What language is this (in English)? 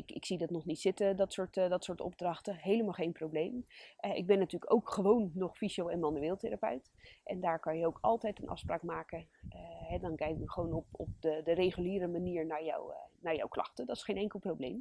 Dutch